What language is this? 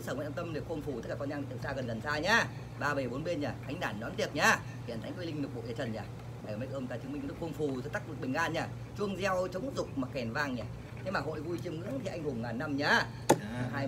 Vietnamese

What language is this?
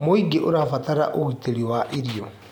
Kikuyu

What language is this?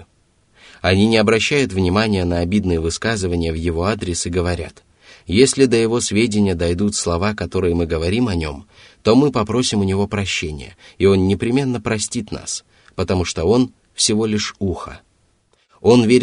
Russian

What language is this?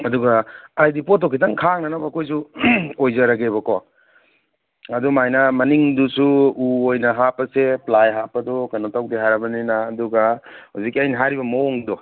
Manipuri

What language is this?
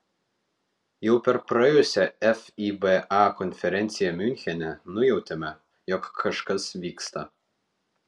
Lithuanian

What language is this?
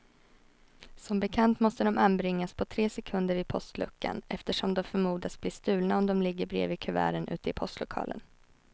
Swedish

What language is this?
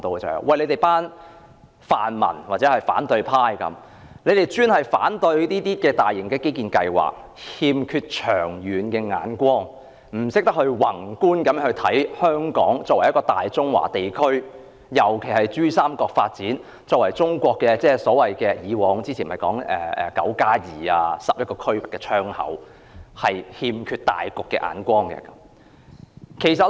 Cantonese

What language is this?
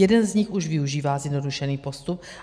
Czech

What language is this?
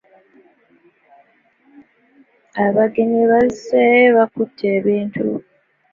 Ganda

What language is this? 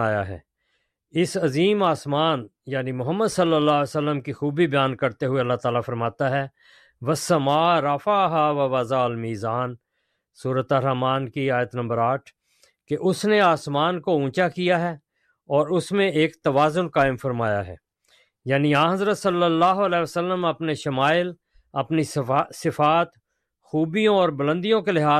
Urdu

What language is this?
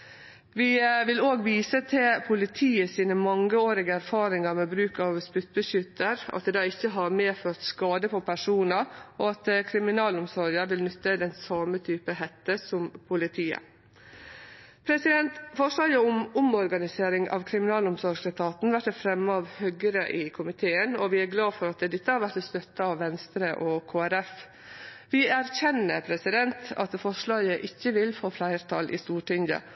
Norwegian Nynorsk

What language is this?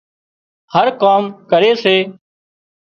Wadiyara Koli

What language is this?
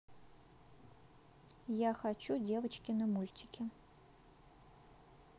Russian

